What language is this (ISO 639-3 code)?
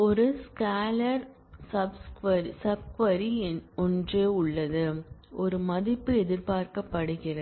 tam